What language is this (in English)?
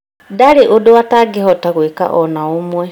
Kikuyu